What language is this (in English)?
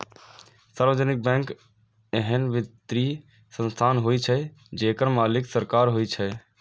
Maithili